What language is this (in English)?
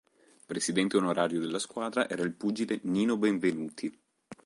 Italian